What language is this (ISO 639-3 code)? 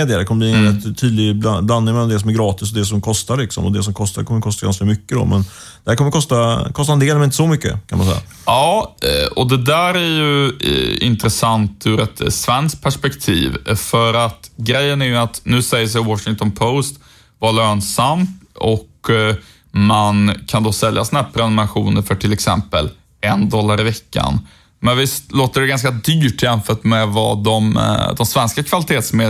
swe